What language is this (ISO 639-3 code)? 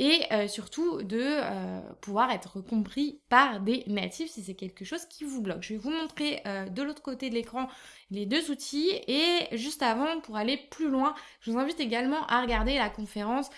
fra